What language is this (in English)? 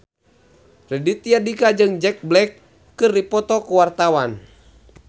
Sundanese